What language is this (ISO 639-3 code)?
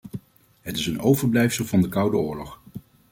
nld